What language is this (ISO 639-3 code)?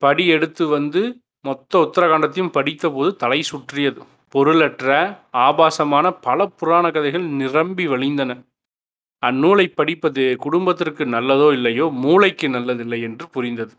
tam